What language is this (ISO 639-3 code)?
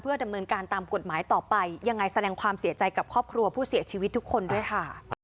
tha